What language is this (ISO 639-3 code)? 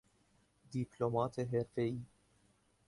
fas